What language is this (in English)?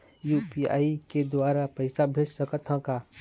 Chhattisgarhi